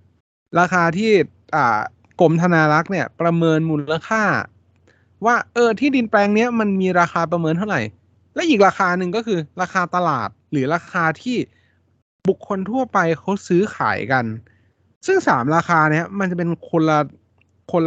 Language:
Thai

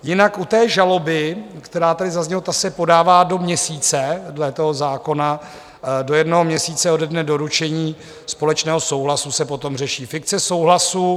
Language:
Czech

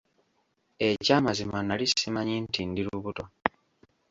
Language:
Ganda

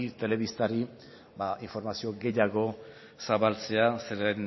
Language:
Basque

